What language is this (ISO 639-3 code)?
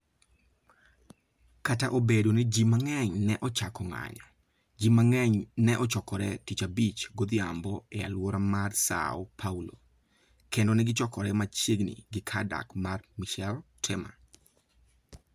luo